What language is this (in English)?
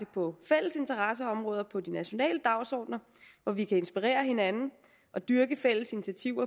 Danish